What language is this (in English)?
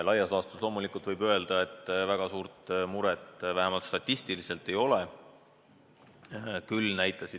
Estonian